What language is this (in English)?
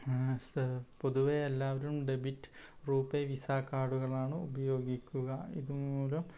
Malayalam